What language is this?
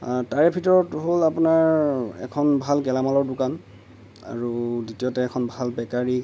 Assamese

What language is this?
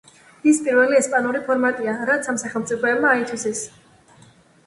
Georgian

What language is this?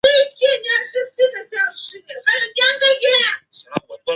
Chinese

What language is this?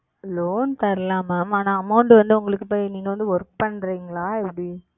Tamil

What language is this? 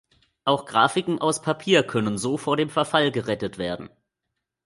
German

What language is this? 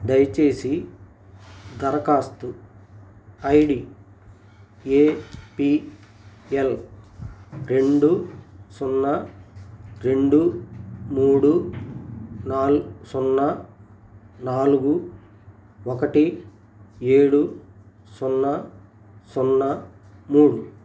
Telugu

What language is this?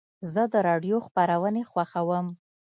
Pashto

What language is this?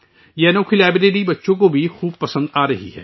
Urdu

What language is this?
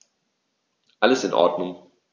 German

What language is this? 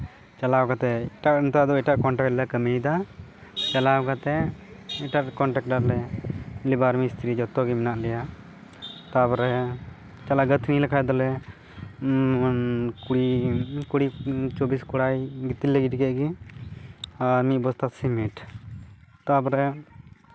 Santali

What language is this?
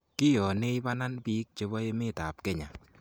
Kalenjin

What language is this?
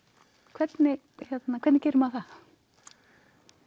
Icelandic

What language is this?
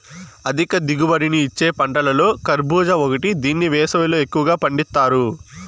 Telugu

